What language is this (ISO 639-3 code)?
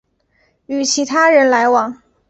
zho